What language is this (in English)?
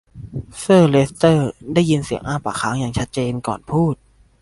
Thai